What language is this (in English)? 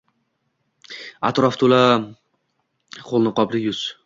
Uzbek